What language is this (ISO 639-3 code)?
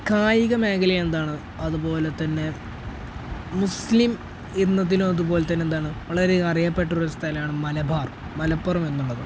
mal